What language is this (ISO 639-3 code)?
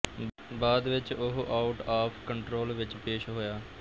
pan